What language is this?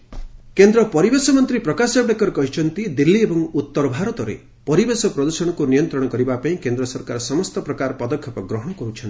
Odia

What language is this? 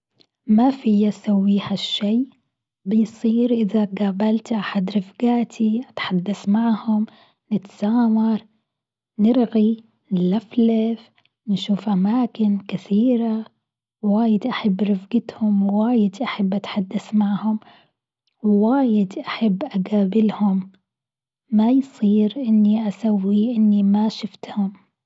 Gulf Arabic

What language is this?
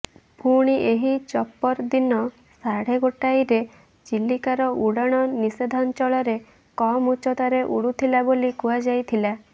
Odia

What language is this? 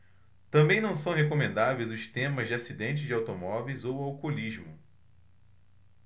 Portuguese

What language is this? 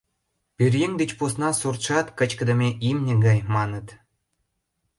Mari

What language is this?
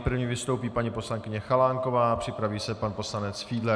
Czech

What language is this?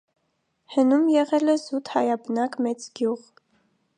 Armenian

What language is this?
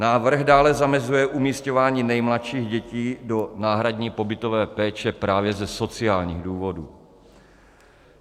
Czech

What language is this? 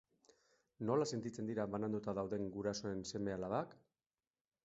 Basque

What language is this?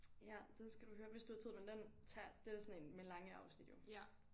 Danish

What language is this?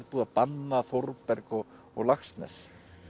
Icelandic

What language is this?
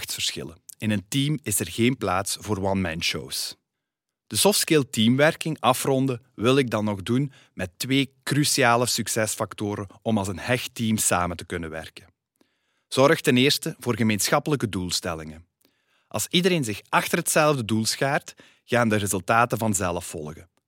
Dutch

